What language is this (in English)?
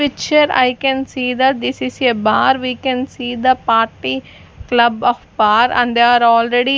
English